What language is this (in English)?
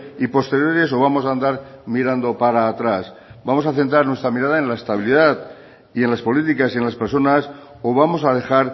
Spanish